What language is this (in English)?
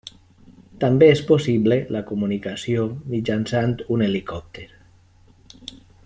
Catalan